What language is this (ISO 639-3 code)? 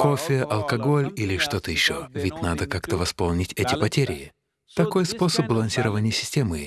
rus